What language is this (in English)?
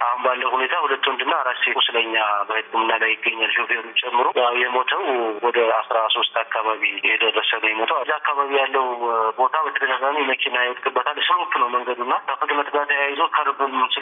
Amharic